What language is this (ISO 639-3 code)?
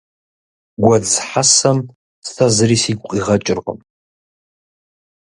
kbd